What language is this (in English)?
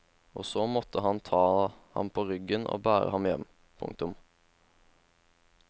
Norwegian